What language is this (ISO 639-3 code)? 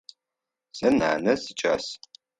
ady